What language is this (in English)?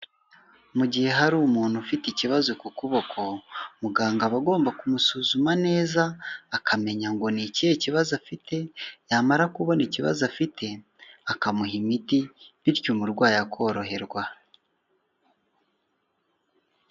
Kinyarwanda